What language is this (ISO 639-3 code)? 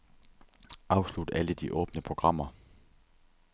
dan